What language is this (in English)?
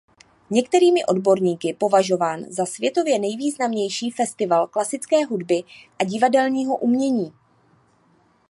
Czech